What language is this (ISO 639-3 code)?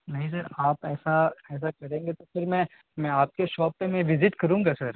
urd